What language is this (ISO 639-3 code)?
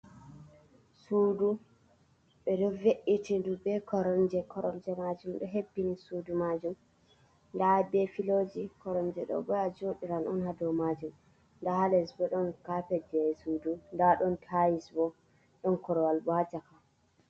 ful